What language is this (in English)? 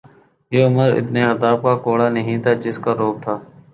Urdu